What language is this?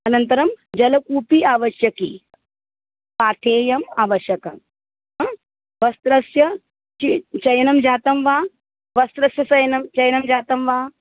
Sanskrit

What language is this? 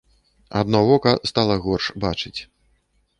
Belarusian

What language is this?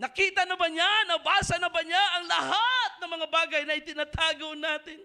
Filipino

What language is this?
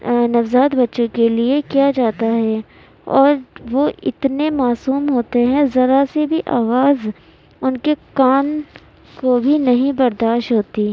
Urdu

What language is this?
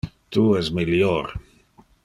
Interlingua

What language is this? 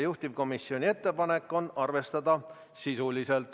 Estonian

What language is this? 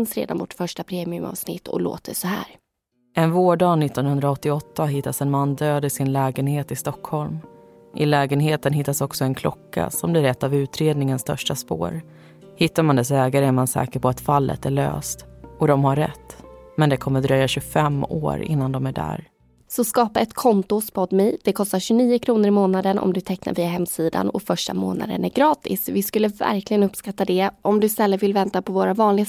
Swedish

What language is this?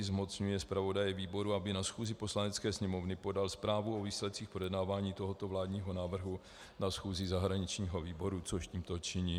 Czech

